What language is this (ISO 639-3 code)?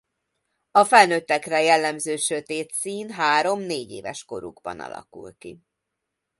hun